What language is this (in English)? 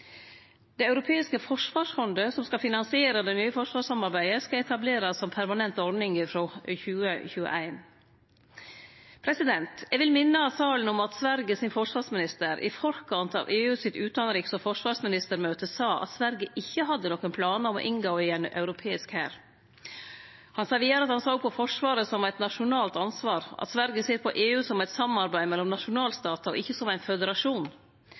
Norwegian Nynorsk